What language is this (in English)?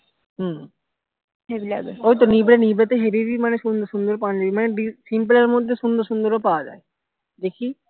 Bangla